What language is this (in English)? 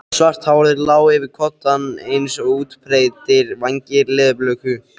Icelandic